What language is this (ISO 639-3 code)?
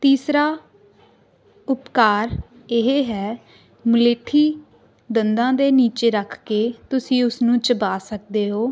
pan